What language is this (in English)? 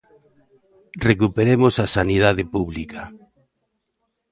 Galician